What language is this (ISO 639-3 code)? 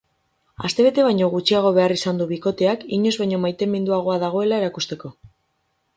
eus